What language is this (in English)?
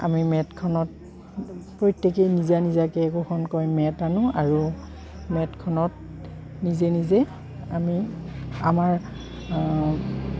Assamese